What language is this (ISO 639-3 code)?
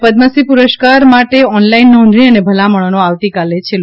guj